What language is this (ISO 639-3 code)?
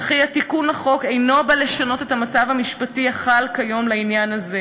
heb